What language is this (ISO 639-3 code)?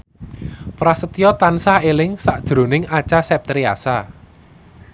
jav